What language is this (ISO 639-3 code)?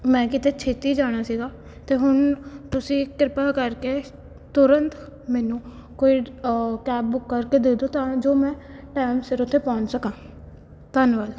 pan